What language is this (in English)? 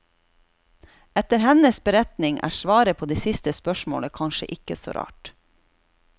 Norwegian